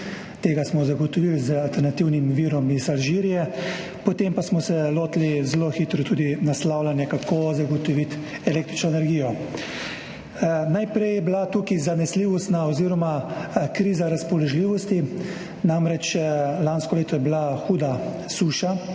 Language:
Slovenian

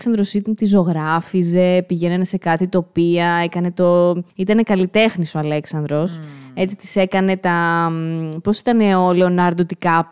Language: Greek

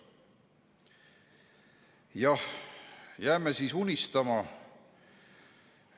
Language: Estonian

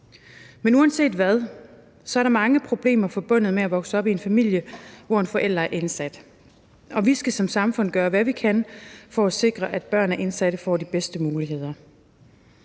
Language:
Danish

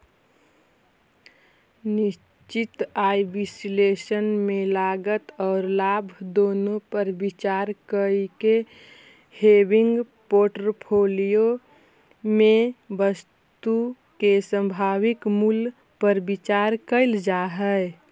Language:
Magahi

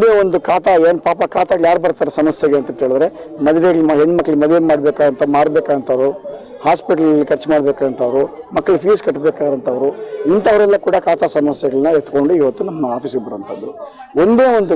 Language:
Turkish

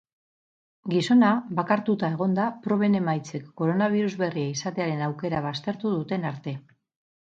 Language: Basque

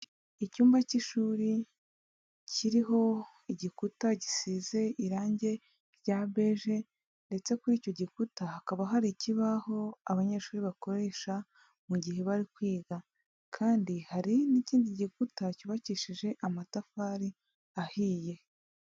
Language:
Kinyarwanda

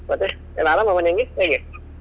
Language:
Kannada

